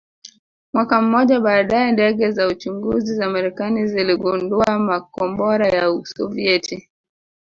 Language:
Swahili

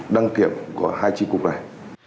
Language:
Vietnamese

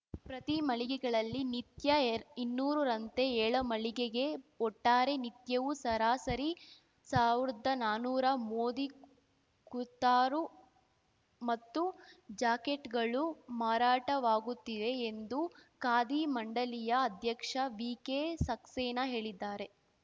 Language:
Kannada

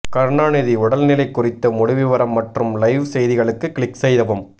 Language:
Tamil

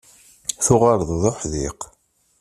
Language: Kabyle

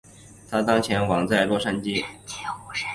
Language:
Chinese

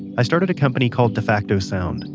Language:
English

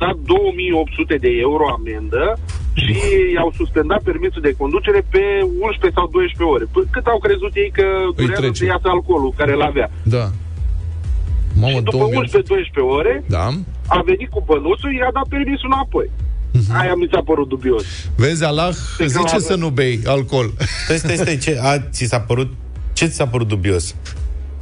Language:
Romanian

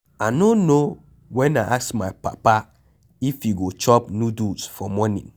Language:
Nigerian Pidgin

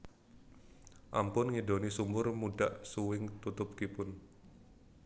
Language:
Javanese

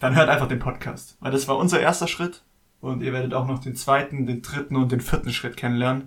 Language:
German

